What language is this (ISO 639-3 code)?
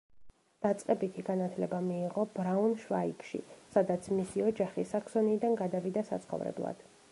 kat